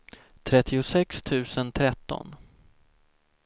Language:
Swedish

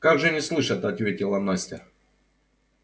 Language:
Russian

